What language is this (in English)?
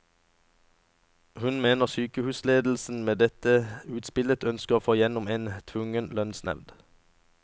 Norwegian